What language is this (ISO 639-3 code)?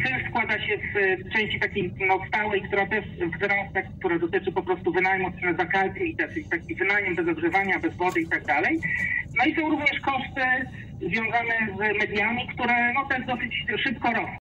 pol